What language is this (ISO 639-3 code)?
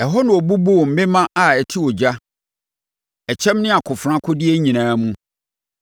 aka